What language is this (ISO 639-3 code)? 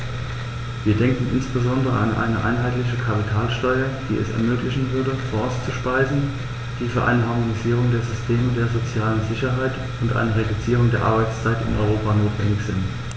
deu